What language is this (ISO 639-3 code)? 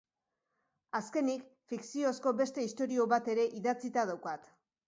eus